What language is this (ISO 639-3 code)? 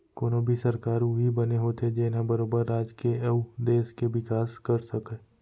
hne